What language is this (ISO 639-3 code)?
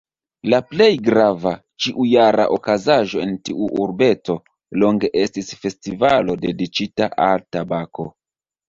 epo